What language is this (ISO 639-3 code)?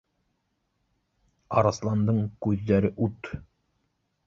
bak